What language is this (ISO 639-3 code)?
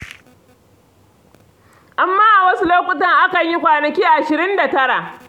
hau